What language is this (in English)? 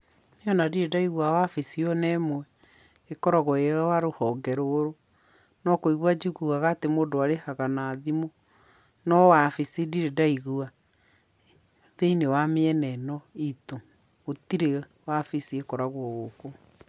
Kikuyu